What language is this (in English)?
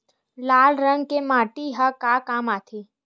Chhattisgarhi